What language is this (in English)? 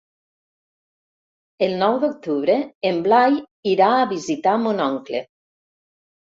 Catalan